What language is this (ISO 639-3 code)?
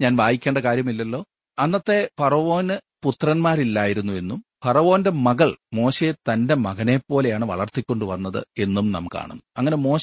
mal